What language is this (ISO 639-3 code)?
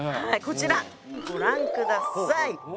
jpn